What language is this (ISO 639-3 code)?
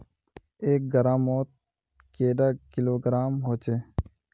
mag